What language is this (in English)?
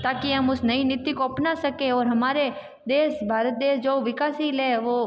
Hindi